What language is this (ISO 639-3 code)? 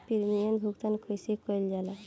bho